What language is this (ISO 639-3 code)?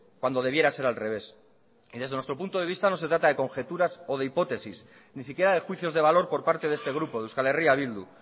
spa